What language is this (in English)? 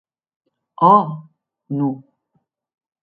Occitan